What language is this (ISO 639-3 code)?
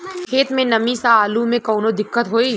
bho